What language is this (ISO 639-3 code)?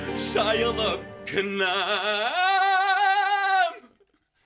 kaz